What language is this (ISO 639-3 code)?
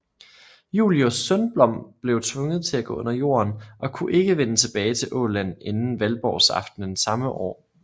dan